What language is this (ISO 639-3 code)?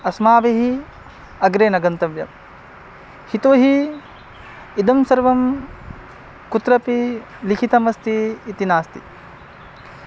san